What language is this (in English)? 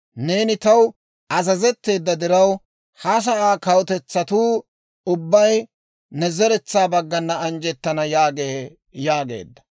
Dawro